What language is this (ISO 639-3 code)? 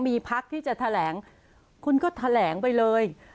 tha